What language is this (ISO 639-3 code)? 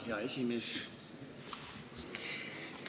est